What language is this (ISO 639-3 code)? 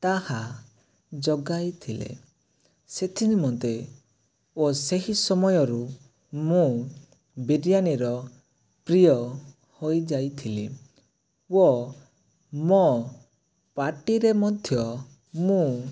ori